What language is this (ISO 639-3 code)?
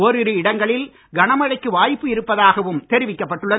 tam